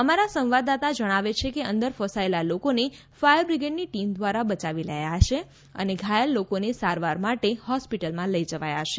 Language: Gujarati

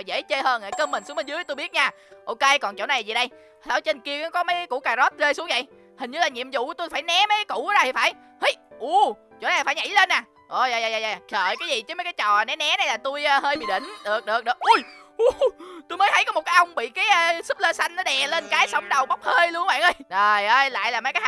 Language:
Vietnamese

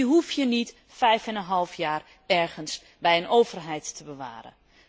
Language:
Dutch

